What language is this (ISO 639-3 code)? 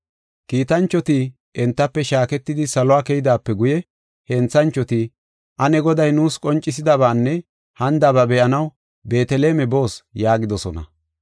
gof